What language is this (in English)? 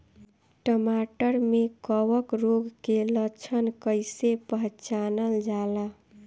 Bhojpuri